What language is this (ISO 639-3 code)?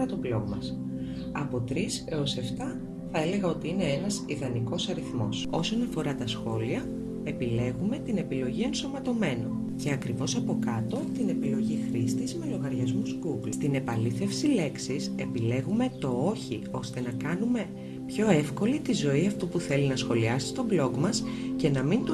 ell